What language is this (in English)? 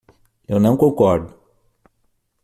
Portuguese